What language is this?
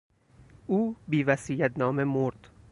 Persian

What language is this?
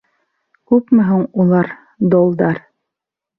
Bashkir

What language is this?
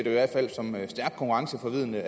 Danish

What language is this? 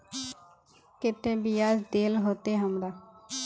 Magahi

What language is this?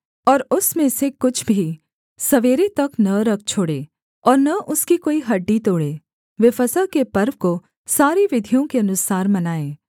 Hindi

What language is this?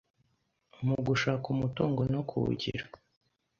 Kinyarwanda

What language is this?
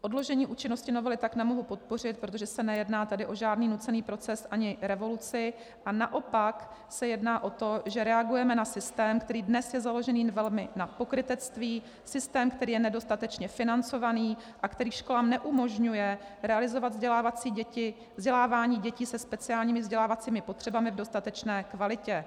Czech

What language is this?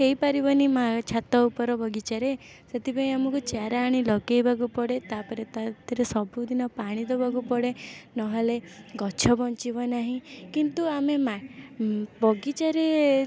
Odia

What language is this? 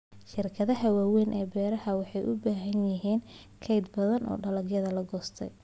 Somali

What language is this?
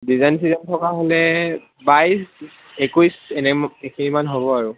Assamese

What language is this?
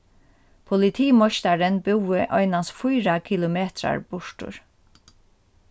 Faroese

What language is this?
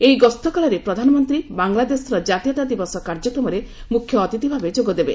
Odia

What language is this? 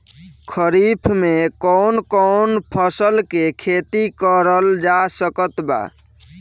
Bhojpuri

